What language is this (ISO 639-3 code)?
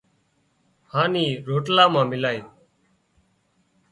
kxp